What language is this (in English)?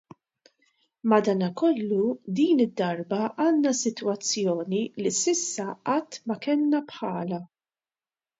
Maltese